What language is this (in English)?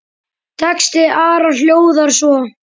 Icelandic